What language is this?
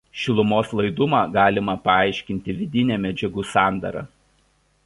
Lithuanian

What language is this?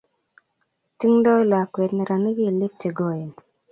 Kalenjin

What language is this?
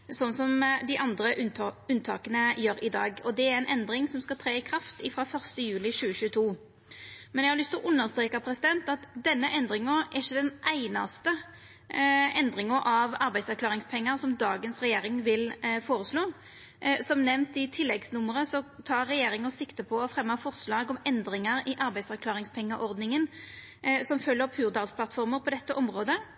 Norwegian Nynorsk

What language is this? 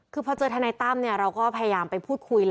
Thai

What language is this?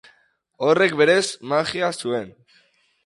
Basque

